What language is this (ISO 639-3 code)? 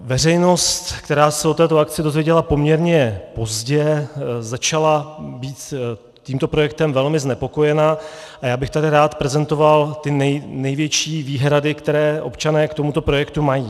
ces